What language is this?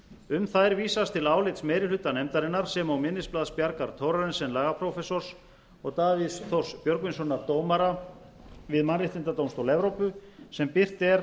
Icelandic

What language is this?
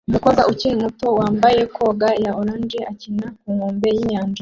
Kinyarwanda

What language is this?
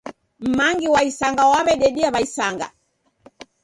Taita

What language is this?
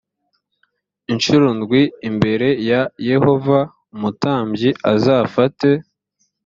Kinyarwanda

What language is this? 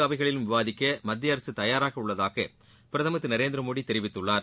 Tamil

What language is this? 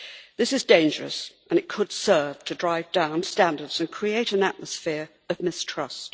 English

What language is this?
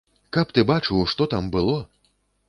Belarusian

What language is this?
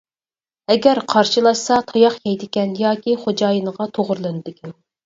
Uyghur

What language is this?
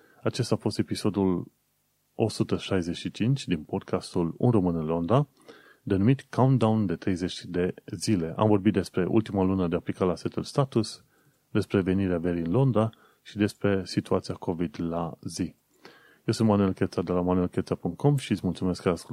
Romanian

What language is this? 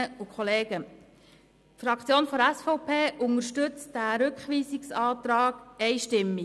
Swiss German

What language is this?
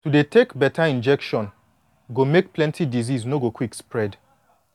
Nigerian Pidgin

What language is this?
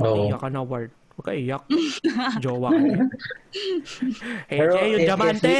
Filipino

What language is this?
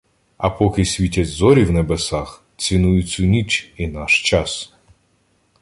Ukrainian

